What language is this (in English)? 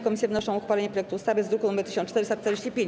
Polish